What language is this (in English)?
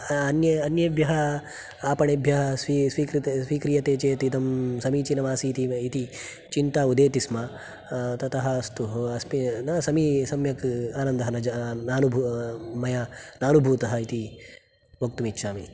Sanskrit